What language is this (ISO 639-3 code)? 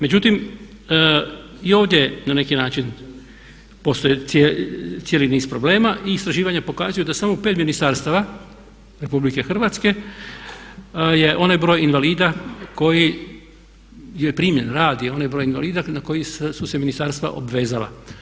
hrv